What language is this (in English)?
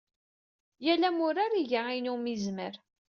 Kabyle